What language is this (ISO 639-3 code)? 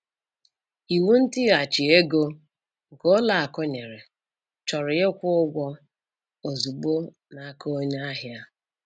ibo